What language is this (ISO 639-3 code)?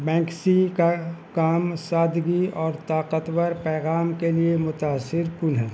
urd